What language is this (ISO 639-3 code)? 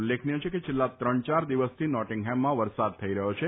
guj